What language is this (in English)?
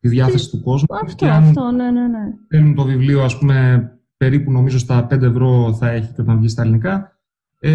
Greek